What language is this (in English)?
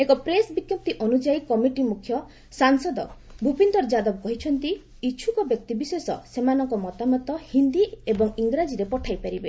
Odia